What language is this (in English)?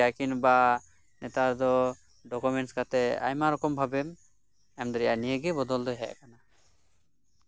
Santali